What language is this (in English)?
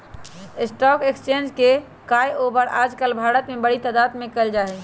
Magahi